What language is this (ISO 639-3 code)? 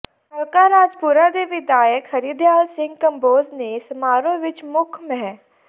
pan